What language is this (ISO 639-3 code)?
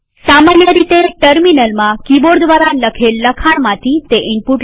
guj